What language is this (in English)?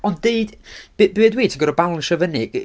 Welsh